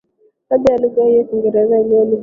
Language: Swahili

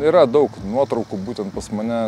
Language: Lithuanian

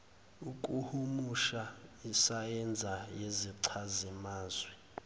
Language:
Zulu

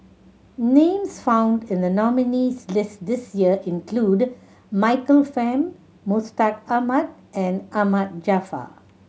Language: English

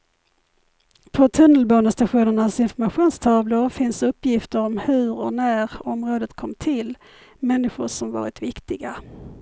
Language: Swedish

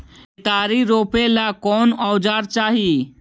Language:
Magahi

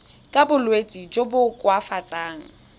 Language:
Tswana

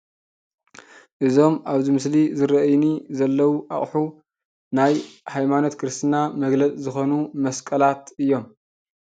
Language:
Tigrinya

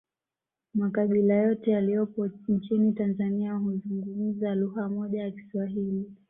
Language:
Swahili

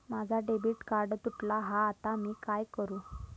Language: Marathi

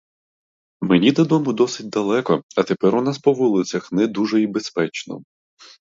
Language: Ukrainian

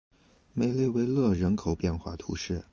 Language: Chinese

